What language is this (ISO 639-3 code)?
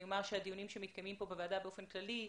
heb